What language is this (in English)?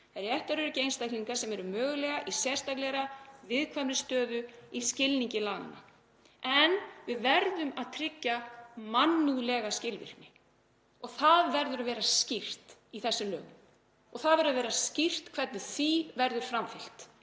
Icelandic